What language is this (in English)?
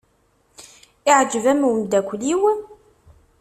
Kabyle